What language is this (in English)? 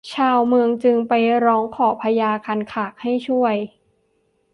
Thai